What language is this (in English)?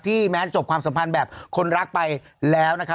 Thai